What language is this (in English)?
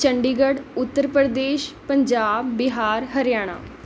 Punjabi